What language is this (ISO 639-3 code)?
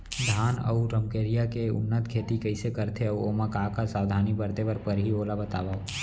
hne